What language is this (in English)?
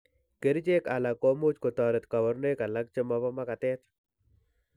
Kalenjin